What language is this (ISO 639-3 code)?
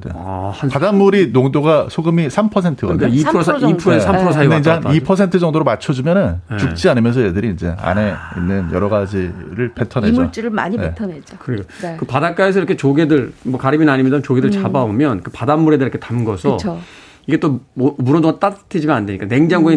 kor